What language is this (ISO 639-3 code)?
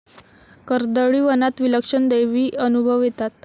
mar